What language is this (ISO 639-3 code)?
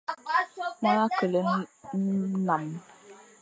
fan